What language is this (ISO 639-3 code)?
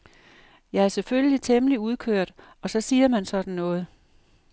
dan